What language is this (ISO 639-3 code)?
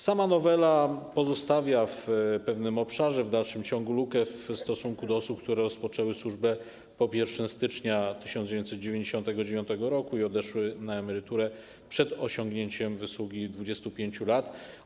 pol